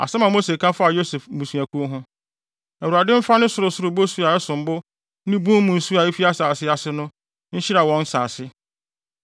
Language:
Akan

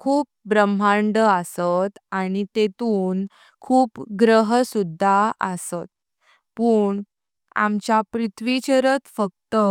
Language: Konkani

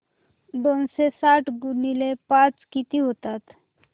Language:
Marathi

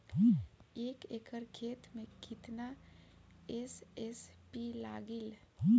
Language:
Bhojpuri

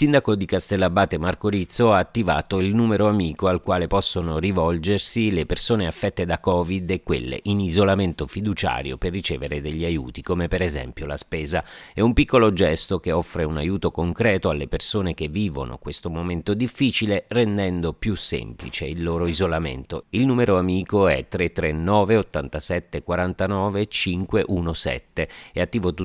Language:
Italian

